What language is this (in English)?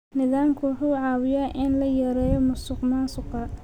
Somali